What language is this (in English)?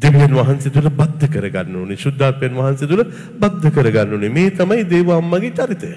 Arabic